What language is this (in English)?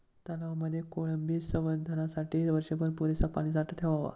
Marathi